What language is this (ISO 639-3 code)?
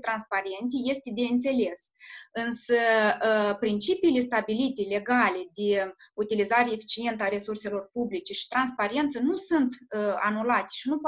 ron